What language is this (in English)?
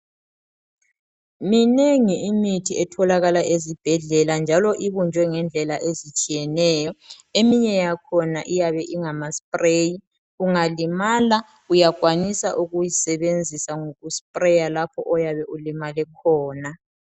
North Ndebele